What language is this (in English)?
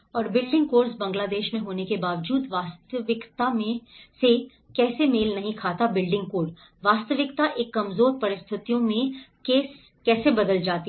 Hindi